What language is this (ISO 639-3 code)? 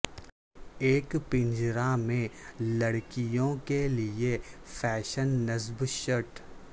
urd